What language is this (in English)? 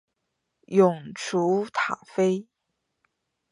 Chinese